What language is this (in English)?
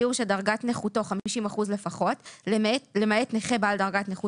Hebrew